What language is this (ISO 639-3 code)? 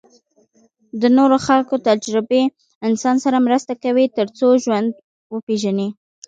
pus